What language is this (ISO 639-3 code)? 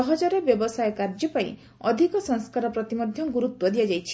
ori